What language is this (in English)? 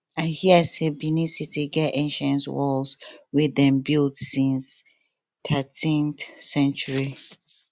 Nigerian Pidgin